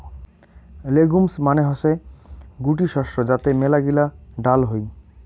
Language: Bangla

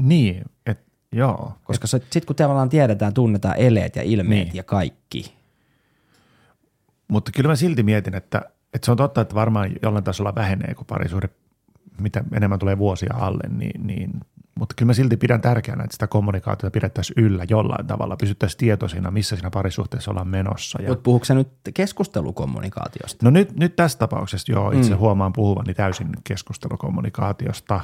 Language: Finnish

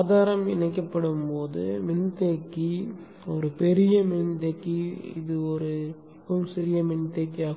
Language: Tamil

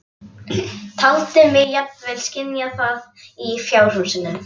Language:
Icelandic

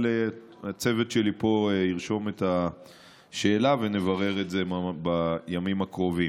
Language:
Hebrew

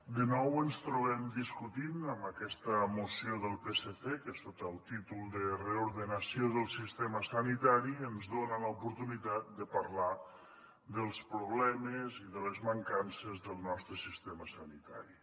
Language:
Catalan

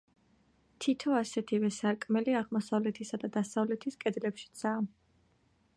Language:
Georgian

